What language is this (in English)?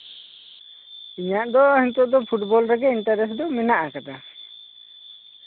Santali